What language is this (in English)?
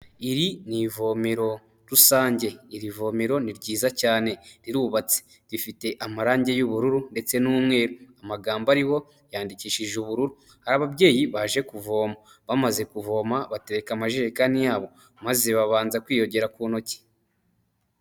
Kinyarwanda